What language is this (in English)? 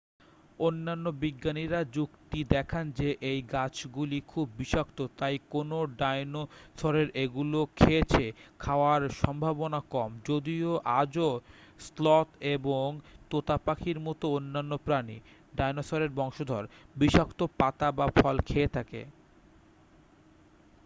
Bangla